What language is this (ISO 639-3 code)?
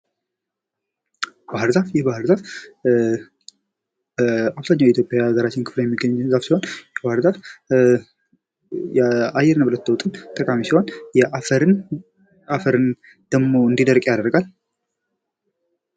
amh